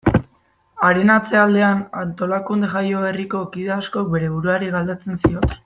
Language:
Basque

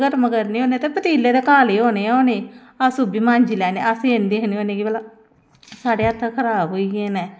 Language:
Dogri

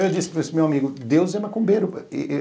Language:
Portuguese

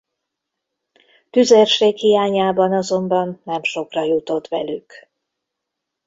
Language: Hungarian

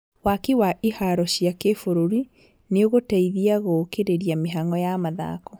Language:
Kikuyu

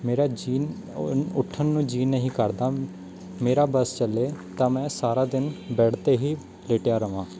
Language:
Punjabi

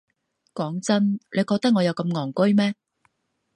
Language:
Cantonese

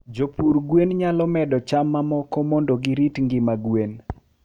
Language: Luo (Kenya and Tanzania)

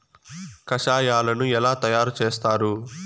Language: Telugu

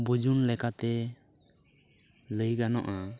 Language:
Santali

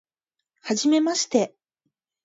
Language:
Japanese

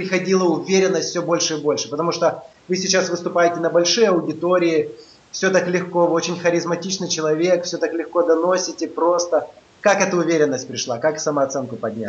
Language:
Russian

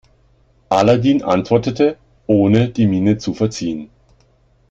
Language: German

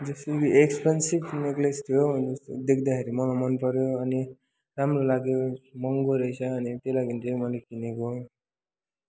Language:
Nepali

